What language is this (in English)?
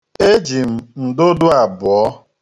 Igbo